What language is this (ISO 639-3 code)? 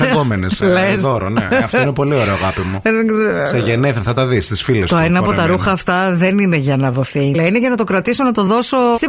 ell